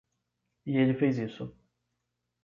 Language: Portuguese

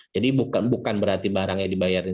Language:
Indonesian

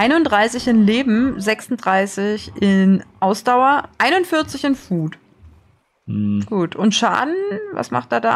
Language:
German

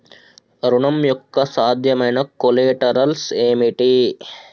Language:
Telugu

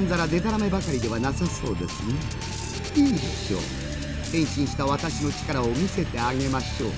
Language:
Japanese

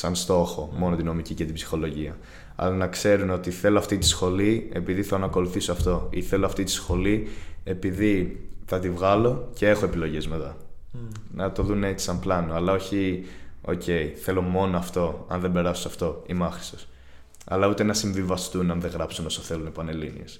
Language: Greek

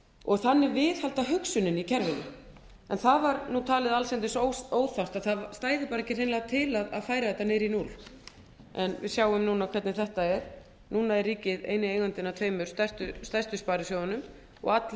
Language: Icelandic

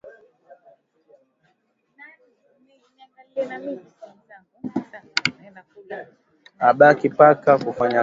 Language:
Swahili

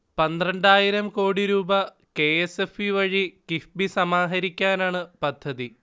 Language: Malayalam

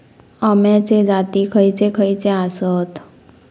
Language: Marathi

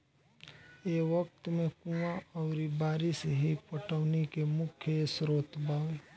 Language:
Bhojpuri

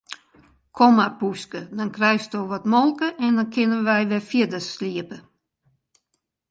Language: Western Frisian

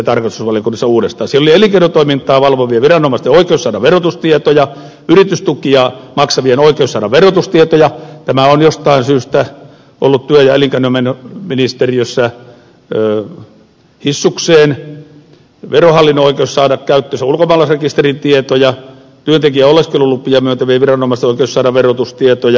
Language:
Finnish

